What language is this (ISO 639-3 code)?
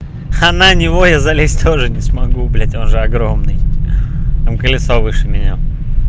rus